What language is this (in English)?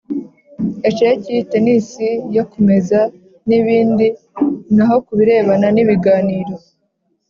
Kinyarwanda